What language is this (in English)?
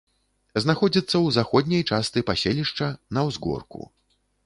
Belarusian